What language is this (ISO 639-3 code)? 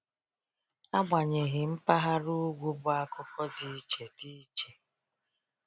ibo